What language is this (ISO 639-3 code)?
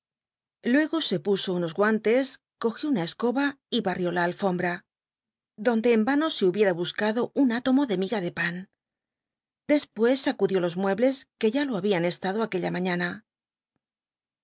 spa